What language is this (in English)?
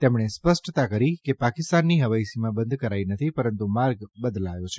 Gujarati